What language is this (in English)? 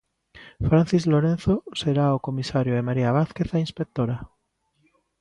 Galician